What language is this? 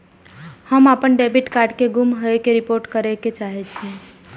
Maithili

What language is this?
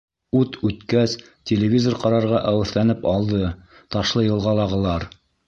Bashkir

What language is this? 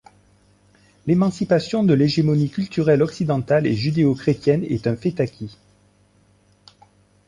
French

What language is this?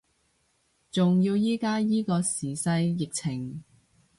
Cantonese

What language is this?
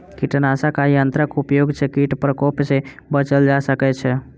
Maithili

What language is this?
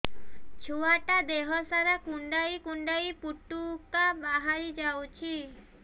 Odia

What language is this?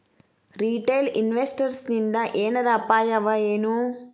Kannada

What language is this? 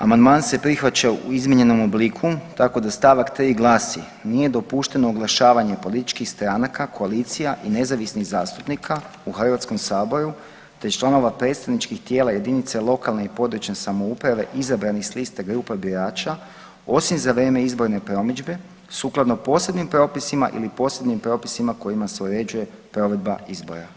Croatian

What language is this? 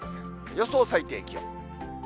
Japanese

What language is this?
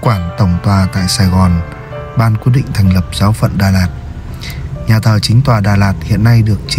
Vietnamese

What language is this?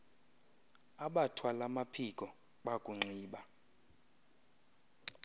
Xhosa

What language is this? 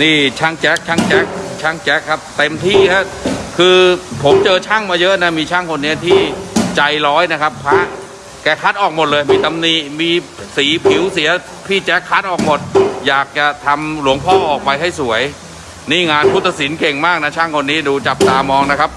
Thai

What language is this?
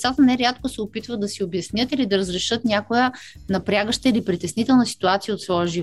Bulgarian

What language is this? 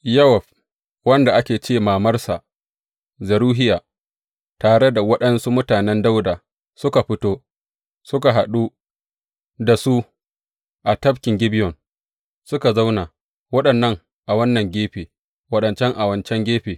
Hausa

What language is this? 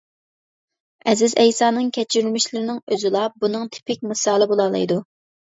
Uyghur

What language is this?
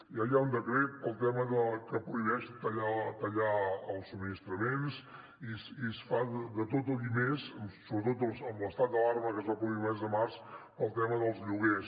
Catalan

